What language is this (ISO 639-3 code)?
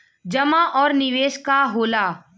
bho